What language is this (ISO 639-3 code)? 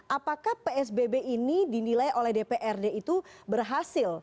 ind